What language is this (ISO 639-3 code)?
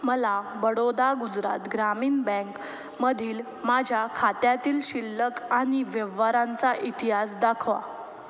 mar